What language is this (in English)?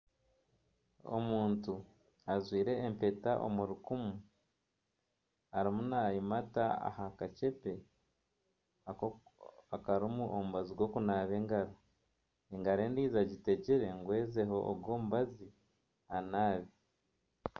Nyankole